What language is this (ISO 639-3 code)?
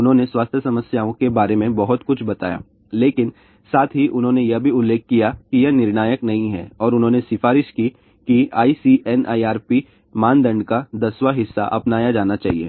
hin